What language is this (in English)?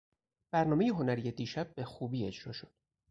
Persian